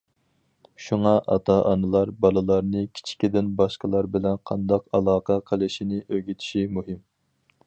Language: Uyghur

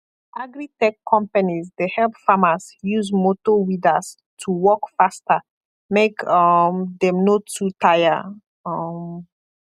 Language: Nigerian Pidgin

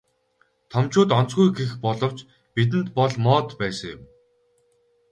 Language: Mongolian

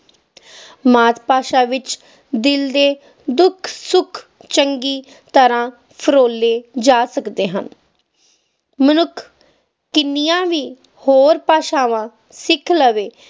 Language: Punjabi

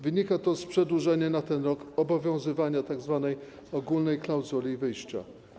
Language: Polish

